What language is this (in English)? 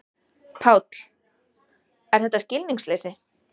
Icelandic